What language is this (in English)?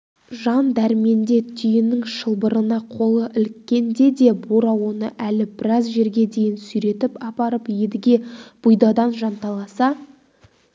Kazakh